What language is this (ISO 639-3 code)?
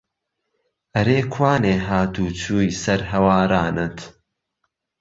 ckb